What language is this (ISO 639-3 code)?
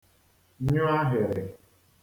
ibo